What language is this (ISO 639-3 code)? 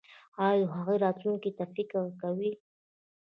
pus